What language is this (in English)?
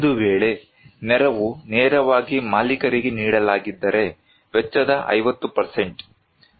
Kannada